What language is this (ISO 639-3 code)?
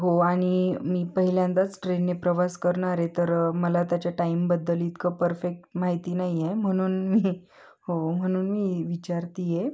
mar